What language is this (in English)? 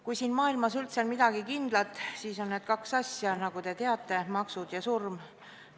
Estonian